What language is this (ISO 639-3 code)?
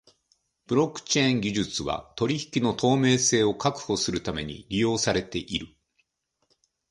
jpn